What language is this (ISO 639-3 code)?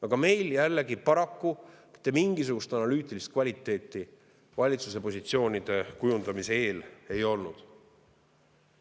est